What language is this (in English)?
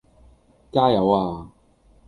Cantonese